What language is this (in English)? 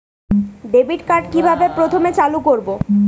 Bangla